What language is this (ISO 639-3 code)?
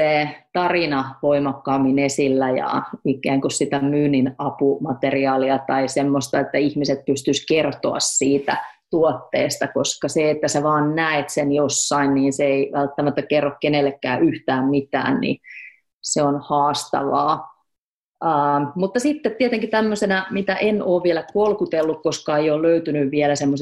fin